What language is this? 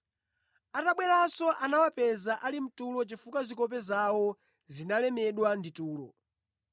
Nyanja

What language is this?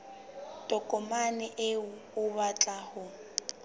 Southern Sotho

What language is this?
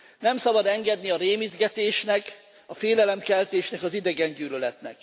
Hungarian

